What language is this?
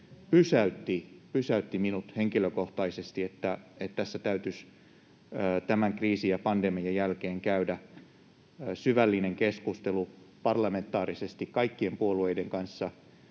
Finnish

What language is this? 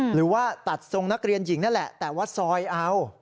Thai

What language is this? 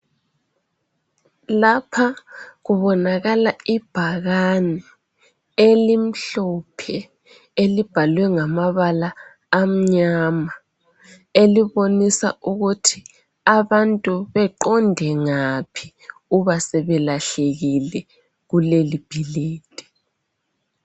North Ndebele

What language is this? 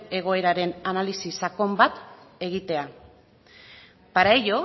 Basque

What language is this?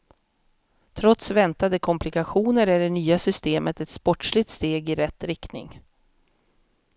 Swedish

